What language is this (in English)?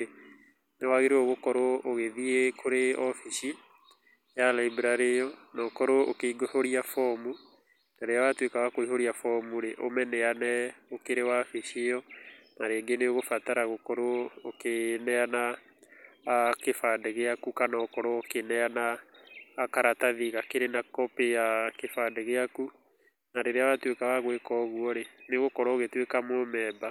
Kikuyu